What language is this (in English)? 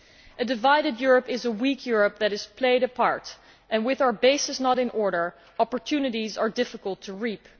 English